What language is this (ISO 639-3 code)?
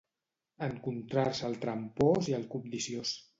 cat